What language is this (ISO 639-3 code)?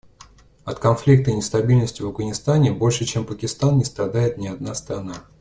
rus